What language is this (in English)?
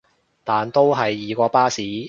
Cantonese